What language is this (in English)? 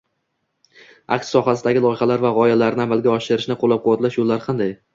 Uzbek